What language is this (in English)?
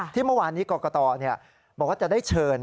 Thai